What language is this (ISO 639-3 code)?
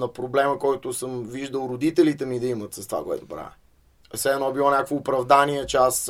bul